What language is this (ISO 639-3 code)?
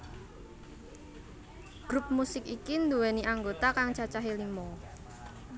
jav